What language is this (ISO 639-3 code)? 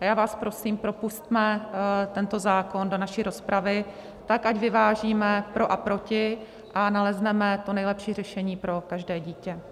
ces